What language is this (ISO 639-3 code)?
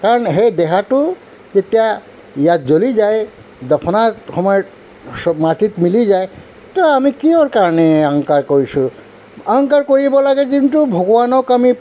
asm